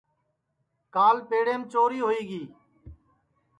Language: Sansi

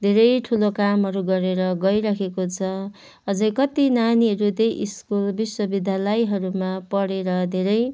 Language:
Nepali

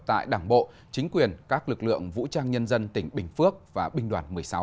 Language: Vietnamese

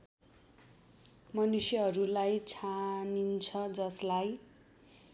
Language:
Nepali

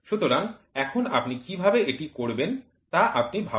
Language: Bangla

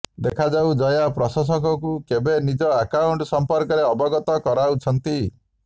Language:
Odia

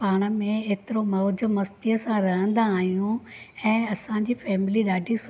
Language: Sindhi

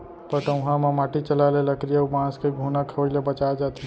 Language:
Chhattisgarhi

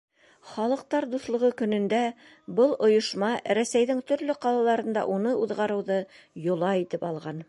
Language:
Bashkir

